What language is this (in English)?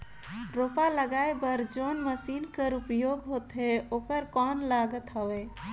Chhattisgarhi